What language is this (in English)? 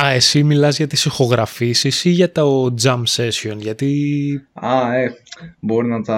Greek